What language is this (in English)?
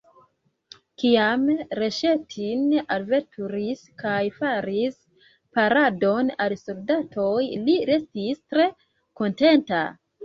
Esperanto